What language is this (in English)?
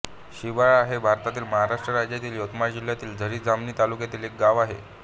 Marathi